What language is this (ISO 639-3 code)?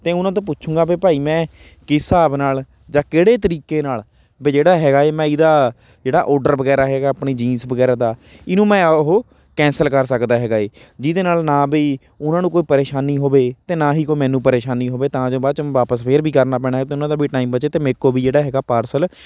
pan